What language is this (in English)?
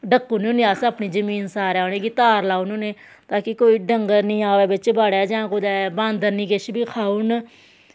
Dogri